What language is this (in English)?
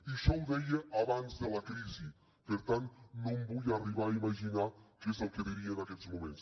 Catalan